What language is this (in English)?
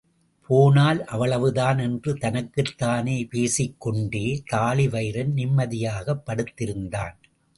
Tamil